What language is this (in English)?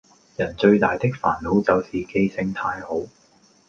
Cantonese